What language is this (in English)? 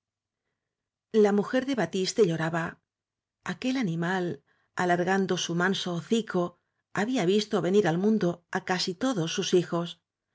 Spanish